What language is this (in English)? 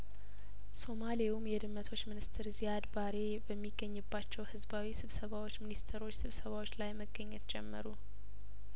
Amharic